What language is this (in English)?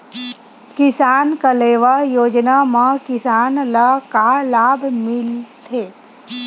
Chhattisgarhi